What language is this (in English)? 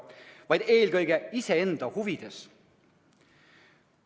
Estonian